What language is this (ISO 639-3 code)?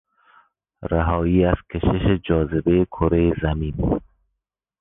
fas